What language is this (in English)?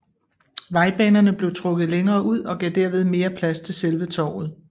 Danish